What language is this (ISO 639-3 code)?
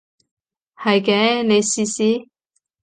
yue